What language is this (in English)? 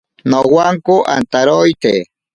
Ashéninka Perené